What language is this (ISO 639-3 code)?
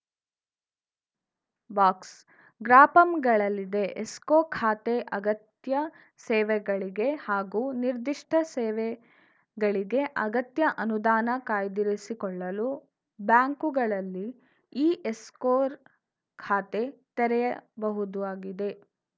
kan